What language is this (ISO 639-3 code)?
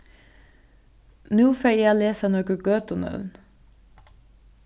fao